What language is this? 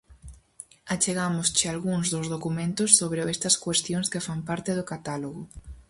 Galician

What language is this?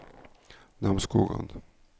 Norwegian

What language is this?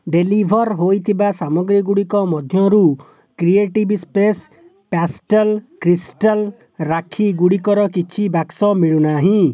Odia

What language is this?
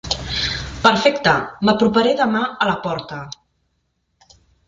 Catalan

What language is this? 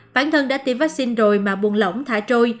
Vietnamese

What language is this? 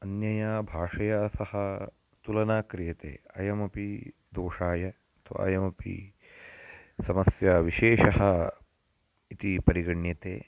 Sanskrit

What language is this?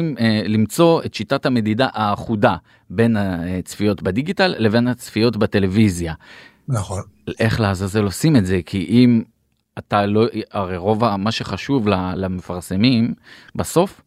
Hebrew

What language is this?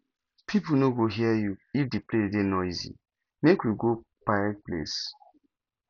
Nigerian Pidgin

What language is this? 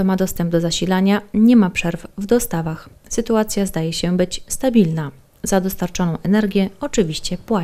Polish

